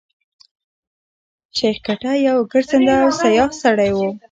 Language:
Pashto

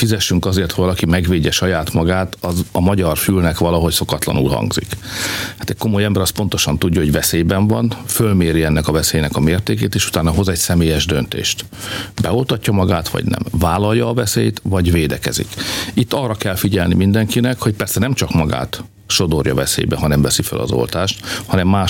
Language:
Hungarian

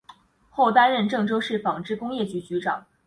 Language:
Chinese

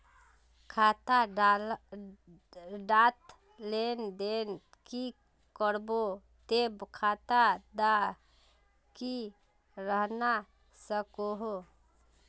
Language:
Magahi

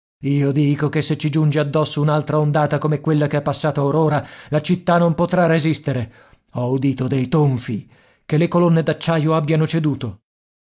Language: Italian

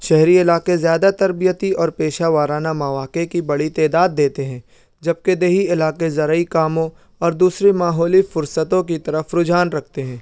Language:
Urdu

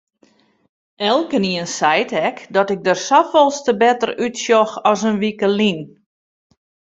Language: Western Frisian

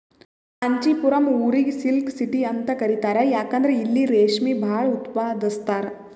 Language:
Kannada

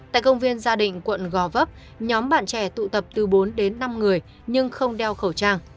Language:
Vietnamese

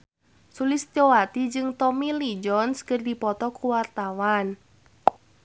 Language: Sundanese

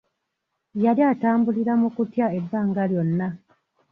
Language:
Ganda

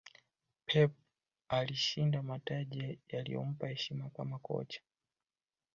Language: Swahili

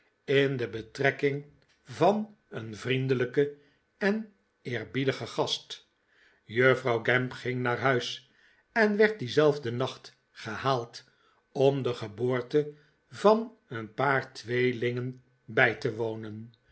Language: Dutch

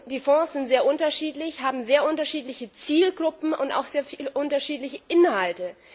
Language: German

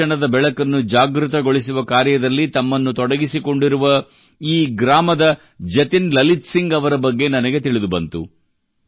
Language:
Kannada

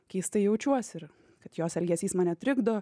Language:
Lithuanian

